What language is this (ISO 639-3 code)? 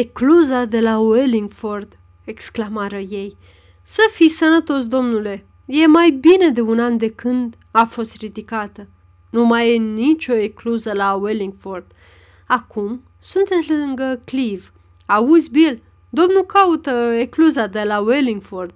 ron